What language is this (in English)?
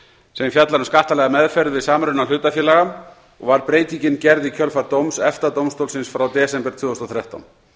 Icelandic